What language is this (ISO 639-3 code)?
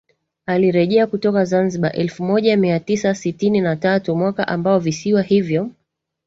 swa